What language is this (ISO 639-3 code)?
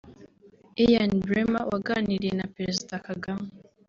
kin